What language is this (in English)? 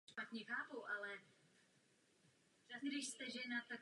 Czech